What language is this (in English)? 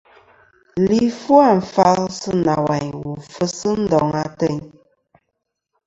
Kom